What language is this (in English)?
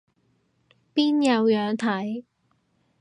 Cantonese